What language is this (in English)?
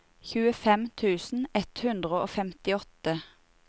Norwegian